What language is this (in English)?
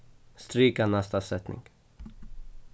Faroese